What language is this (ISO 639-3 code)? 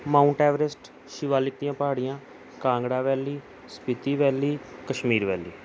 pan